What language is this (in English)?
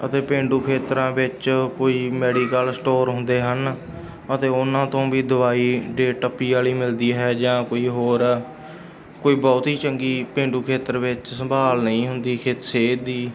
Punjabi